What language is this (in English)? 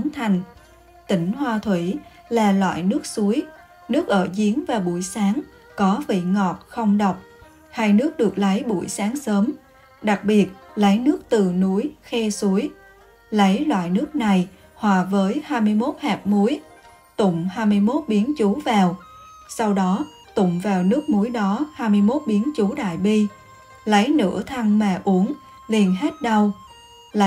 Vietnamese